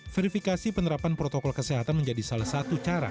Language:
Indonesian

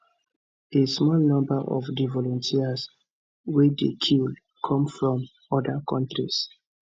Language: Nigerian Pidgin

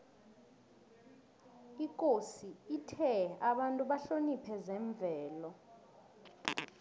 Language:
South Ndebele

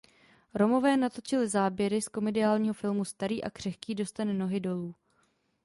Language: Czech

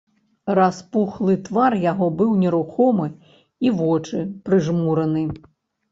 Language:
Belarusian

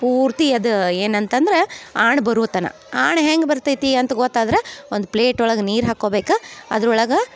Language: Kannada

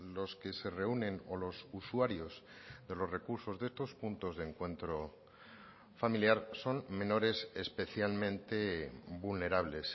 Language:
Spanish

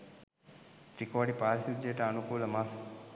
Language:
Sinhala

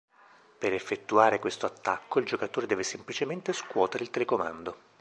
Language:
Italian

